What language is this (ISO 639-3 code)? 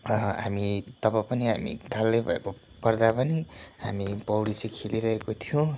nep